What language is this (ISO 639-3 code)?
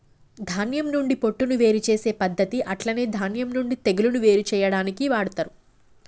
tel